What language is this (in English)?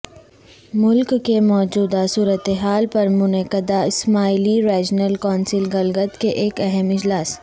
Urdu